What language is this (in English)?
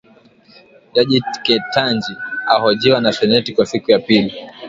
Swahili